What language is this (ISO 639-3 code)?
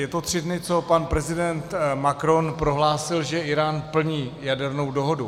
ces